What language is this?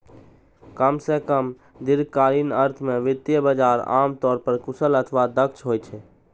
Maithili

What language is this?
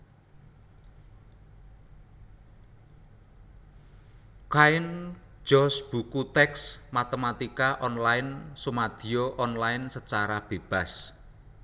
Javanese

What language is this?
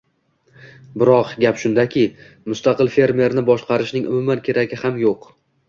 Uzbek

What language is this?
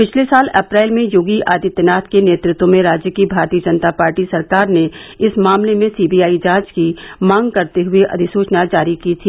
Hindi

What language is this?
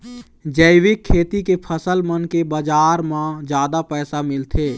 Chhattisgarhi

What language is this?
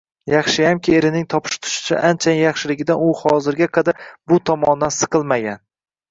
Uzbek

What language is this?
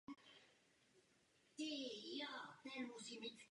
Czech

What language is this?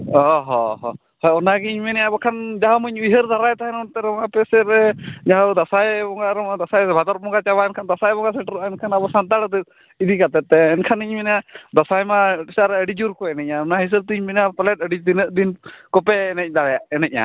Santali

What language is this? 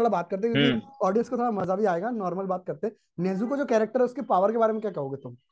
Hindi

